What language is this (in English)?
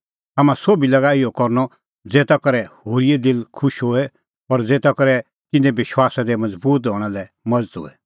Kullu Pahari